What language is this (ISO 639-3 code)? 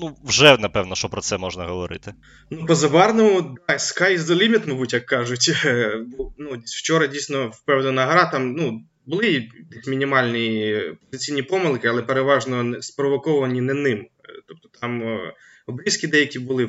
ukr